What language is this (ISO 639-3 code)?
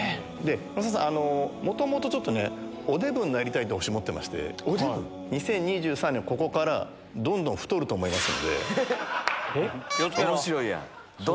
jpn